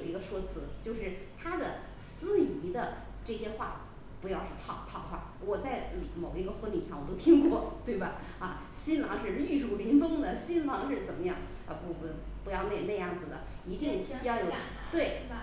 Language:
Chinese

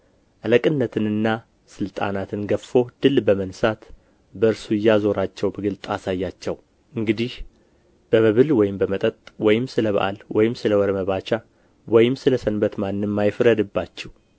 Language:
Amharic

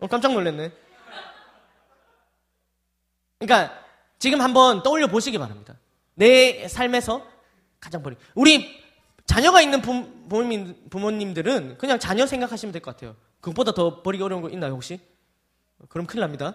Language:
Korean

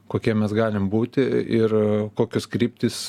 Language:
Lithuanian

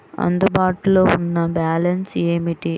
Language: Telugu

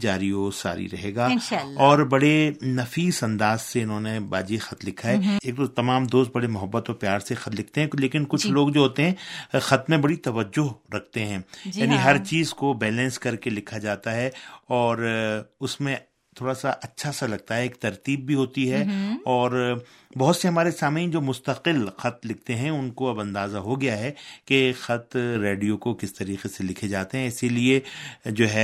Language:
Urdu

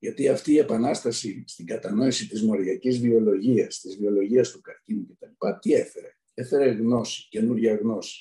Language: Greek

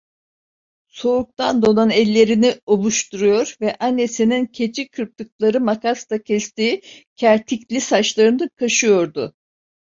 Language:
Turkish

